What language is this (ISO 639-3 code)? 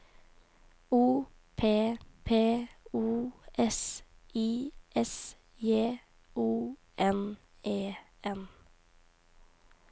nor